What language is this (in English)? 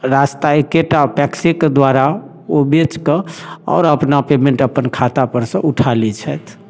Maithili